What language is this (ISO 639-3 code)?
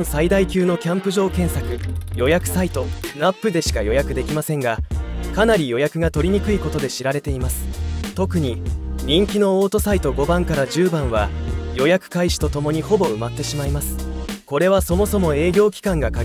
jpn